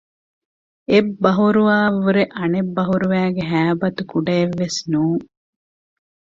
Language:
Divehi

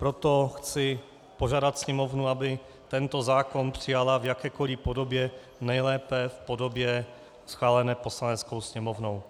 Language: Czech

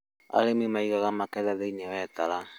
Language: Kikuyu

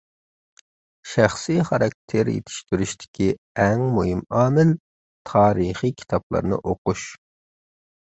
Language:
Uyghur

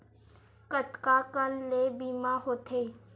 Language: Chhattisgarhi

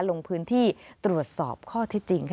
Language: Thai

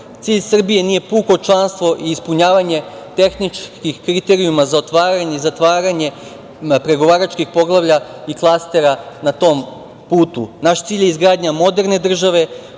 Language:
Serbian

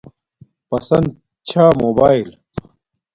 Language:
Domaaki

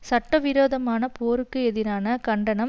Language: Tamil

